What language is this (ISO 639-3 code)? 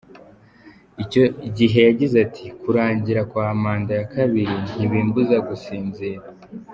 kin